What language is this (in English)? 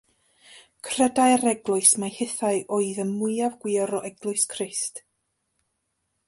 Welsh